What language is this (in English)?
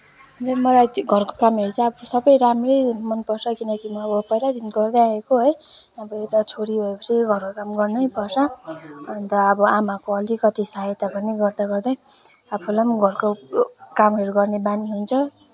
Nepali